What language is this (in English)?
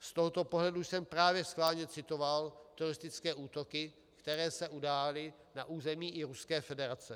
Czech